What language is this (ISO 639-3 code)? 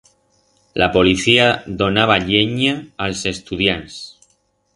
arg